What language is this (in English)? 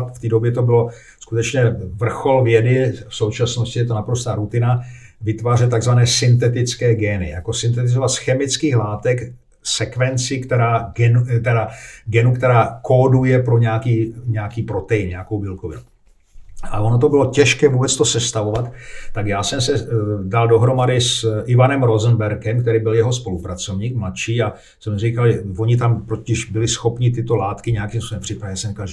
Czech